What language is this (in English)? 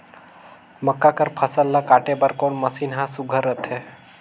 Chhattisgarhi